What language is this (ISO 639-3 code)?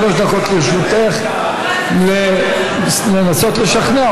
heb